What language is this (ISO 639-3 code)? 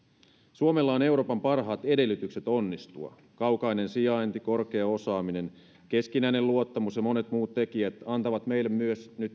fin